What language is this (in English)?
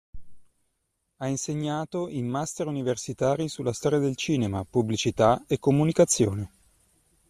Italian